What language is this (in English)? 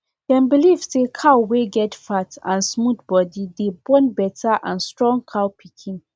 Nigerian Pidgin